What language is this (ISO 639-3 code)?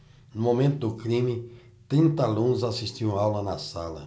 por